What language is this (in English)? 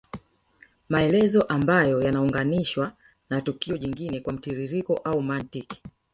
Swahili